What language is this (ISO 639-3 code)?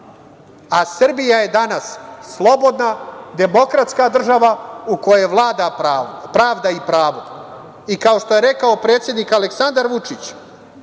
srp